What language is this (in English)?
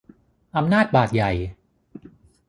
Thai